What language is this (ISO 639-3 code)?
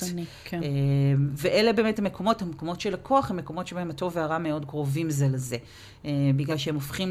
heb